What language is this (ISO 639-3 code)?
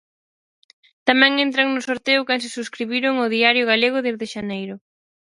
glg